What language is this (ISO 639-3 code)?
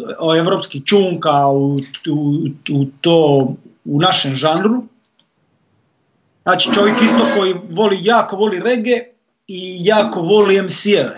hrv